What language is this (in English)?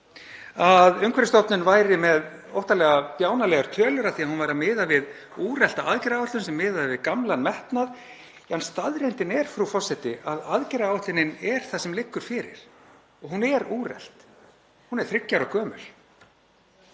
Icelandic